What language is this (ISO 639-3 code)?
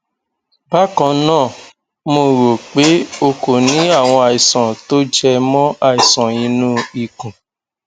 yor